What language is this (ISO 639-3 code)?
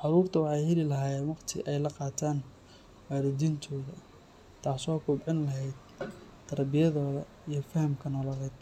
som